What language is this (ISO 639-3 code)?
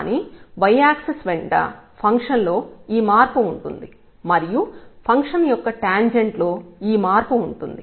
tel